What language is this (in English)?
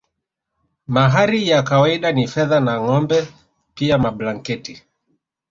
Swahili